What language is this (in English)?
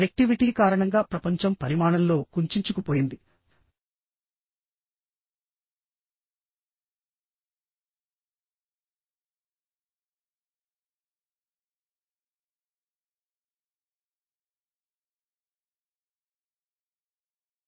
Telugu